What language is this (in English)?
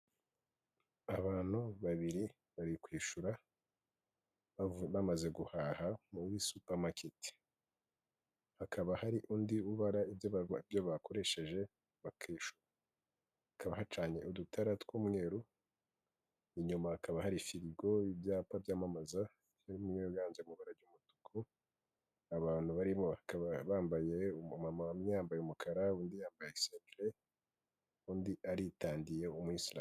Kinyarwanda